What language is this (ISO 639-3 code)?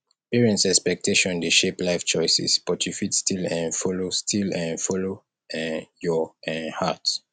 pcm